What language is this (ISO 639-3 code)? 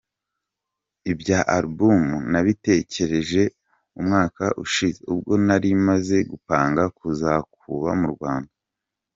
kin